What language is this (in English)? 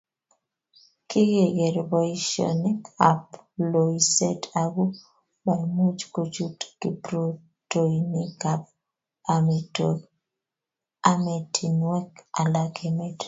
Kalenjin